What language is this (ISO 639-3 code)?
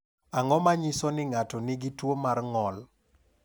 luo